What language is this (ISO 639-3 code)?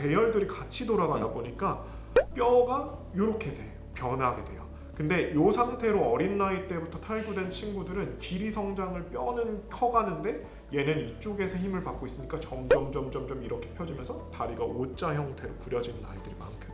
kor